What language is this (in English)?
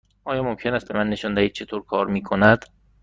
Persian